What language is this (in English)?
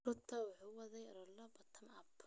Somali